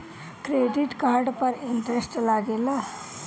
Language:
Bhojpuri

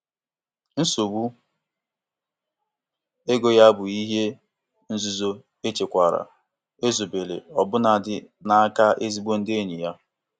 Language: Igbo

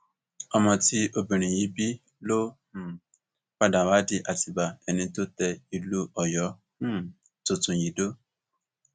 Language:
Yoruba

